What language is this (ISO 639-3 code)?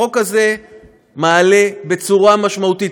heb